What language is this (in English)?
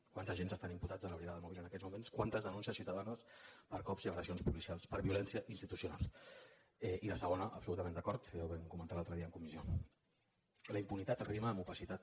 Catalan